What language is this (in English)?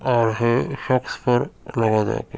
Urdu